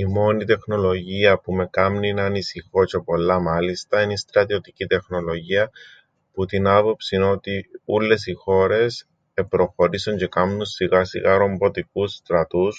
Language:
Greek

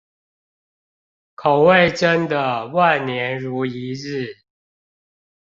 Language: Chinese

